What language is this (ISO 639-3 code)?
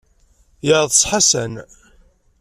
kab